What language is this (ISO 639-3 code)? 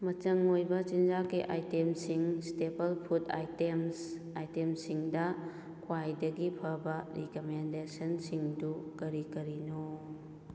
mni